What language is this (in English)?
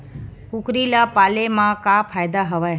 Chhattisgarhi